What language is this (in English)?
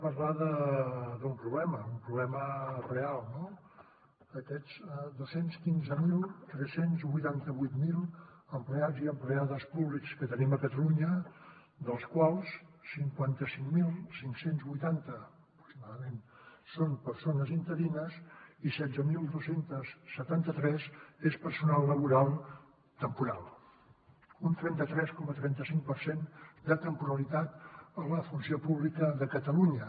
Catalan